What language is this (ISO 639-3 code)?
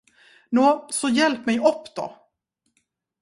swe